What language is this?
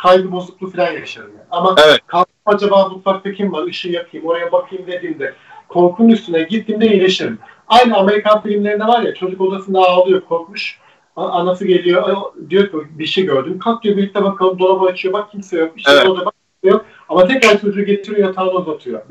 Turkish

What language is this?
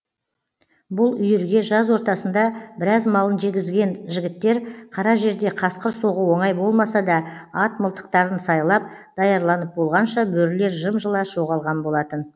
Kazakh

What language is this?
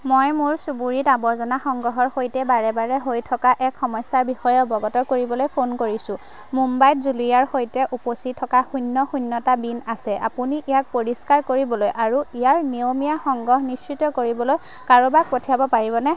Assamese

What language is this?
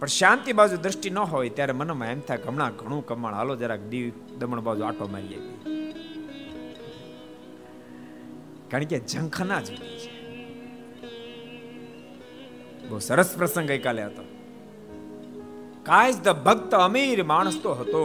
Gujarati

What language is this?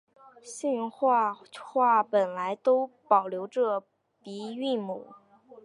Chinese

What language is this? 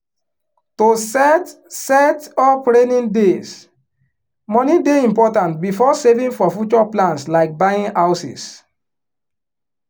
Nigerian Pidgin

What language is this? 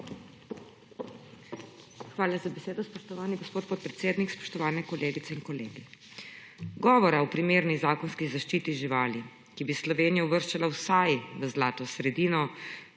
Slovenian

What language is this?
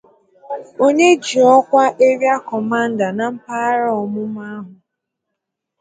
Igbo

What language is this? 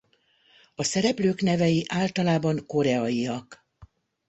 Hungarian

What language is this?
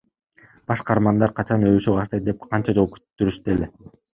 Kyrgyz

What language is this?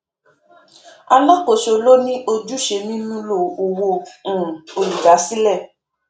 Yoruba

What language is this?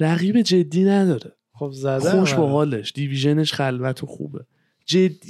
Persian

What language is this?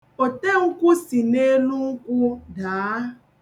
Igbo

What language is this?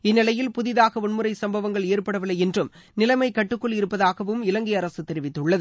Tamil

